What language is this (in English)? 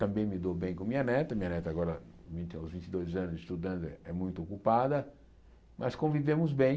Portuguese